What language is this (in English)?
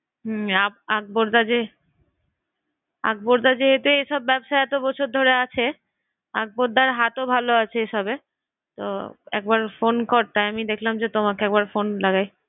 Bangla